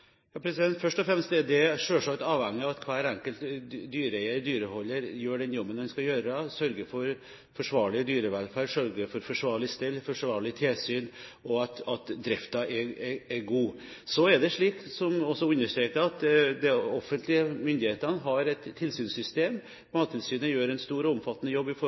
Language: Norwegian Bokmål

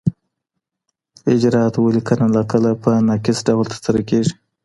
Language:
Pashto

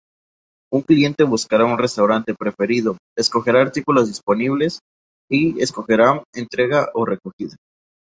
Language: Spanish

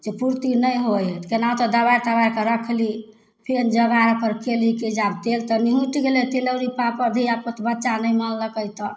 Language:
Maithili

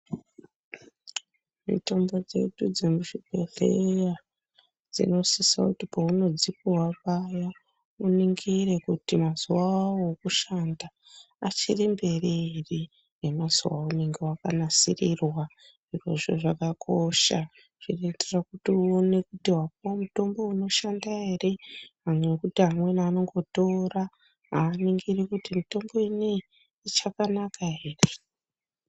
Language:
Ndau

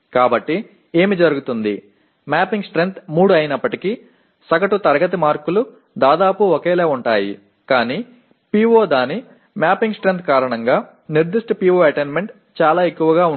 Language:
Telugu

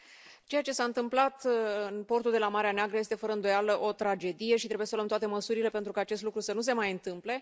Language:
Romanian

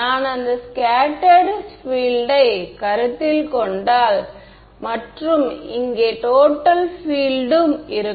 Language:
Tamil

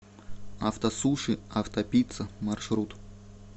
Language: Russian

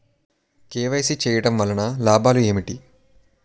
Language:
Telugu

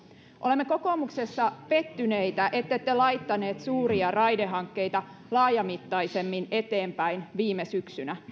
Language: Finnish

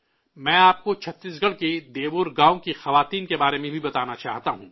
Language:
Urdu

